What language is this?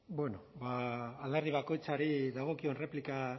Basque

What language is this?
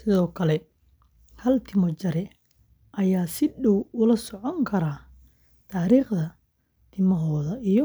Somali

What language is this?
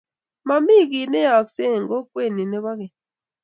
Kalenjin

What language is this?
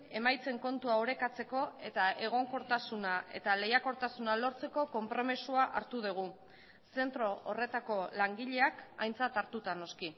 Basque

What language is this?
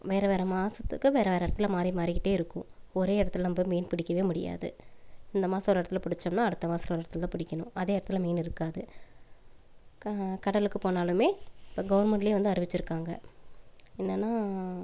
Tamil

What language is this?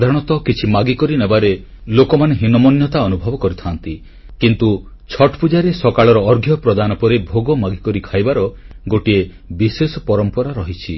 Odia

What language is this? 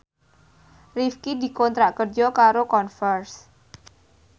Javanese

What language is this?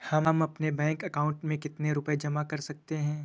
Hindi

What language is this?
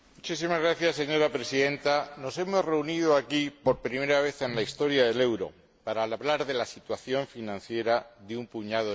Spanish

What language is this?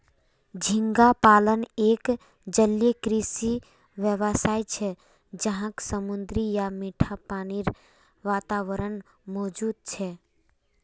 Magahi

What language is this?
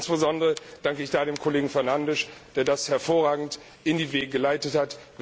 German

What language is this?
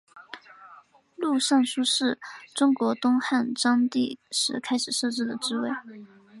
Chinese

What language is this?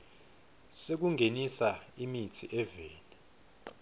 Swati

